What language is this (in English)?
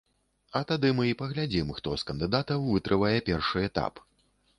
Belarusian